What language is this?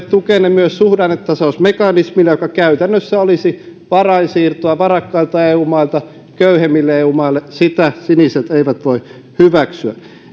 Finnish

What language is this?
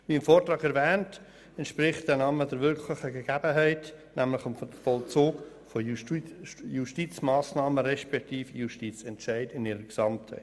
Swiss German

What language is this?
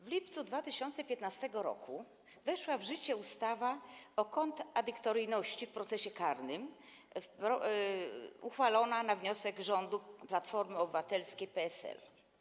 Polish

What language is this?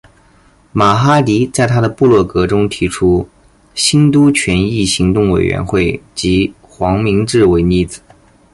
Chinese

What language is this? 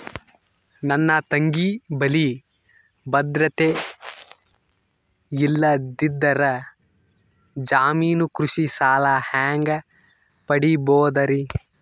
Kannada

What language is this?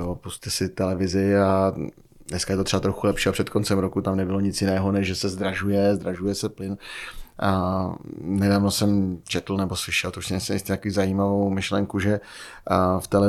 Czech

